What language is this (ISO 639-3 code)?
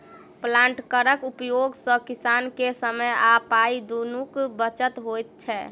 mai